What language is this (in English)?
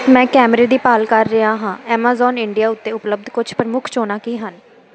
Punjabi